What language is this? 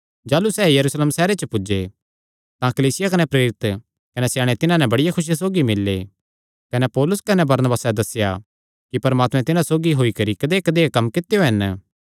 Kangri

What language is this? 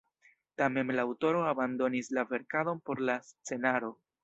Esperanto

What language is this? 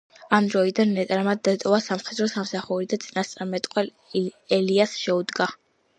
Georgian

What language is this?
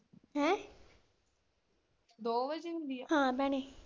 Punjabi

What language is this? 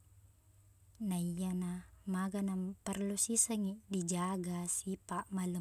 Buginese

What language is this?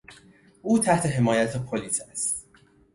Persian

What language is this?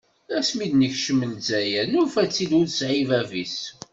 Kabyle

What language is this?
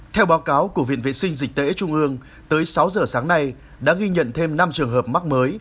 Vietnamese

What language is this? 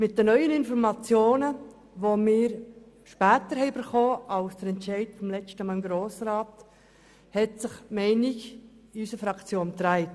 Swiss German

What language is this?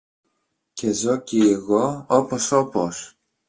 Greek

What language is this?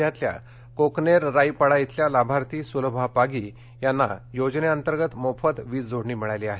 Marathi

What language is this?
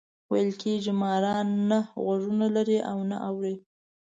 Pashto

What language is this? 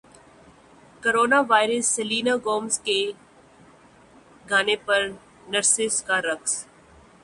Urdu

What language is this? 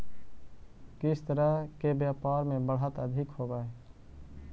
Magahi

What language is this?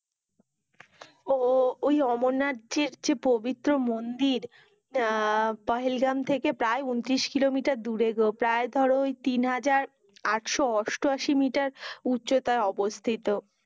Bangla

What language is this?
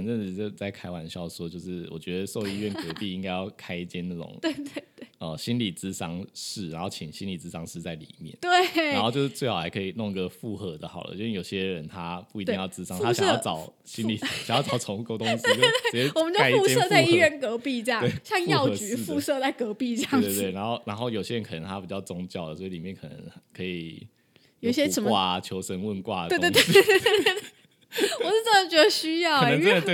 Chinese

